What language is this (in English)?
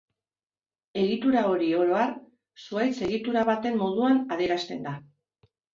Basque